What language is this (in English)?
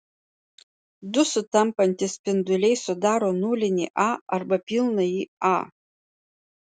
Lithuanian